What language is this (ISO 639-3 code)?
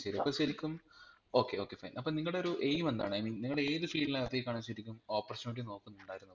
mal